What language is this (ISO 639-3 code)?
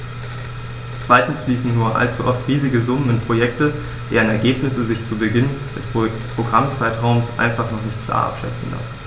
deu